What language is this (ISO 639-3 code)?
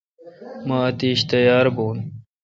xka